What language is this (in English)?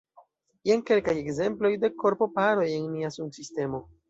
Esperanto